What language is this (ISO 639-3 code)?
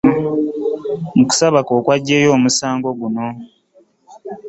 lug